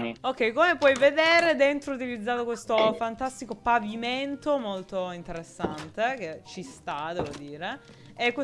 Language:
Italian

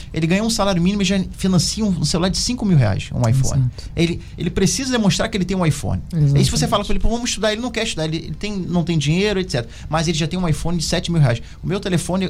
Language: Portuguese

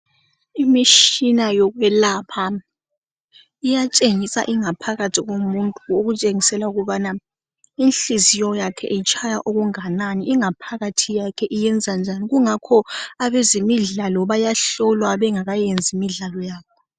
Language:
North Ndebele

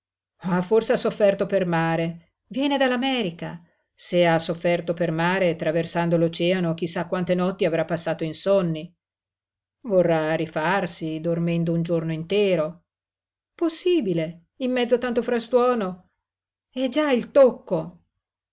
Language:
Italian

